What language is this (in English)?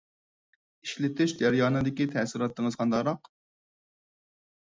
Uyghur